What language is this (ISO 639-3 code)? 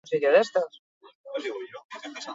eus